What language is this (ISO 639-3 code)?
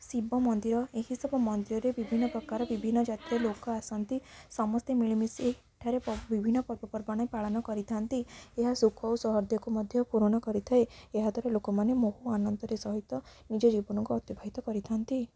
ori